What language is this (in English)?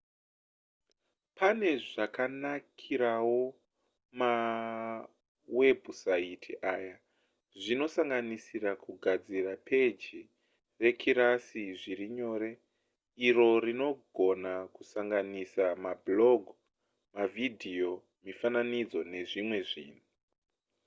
Shona